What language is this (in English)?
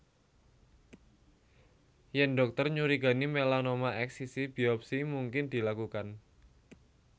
Javanese